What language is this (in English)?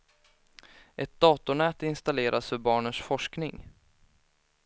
Swedish